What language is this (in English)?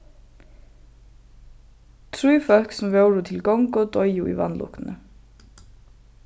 Faroese